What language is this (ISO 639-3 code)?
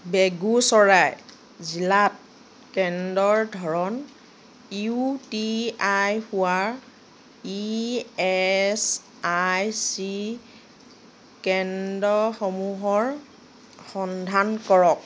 asm